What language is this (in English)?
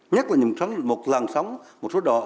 Vietnamese